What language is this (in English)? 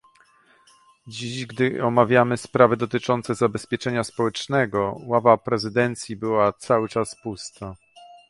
Polish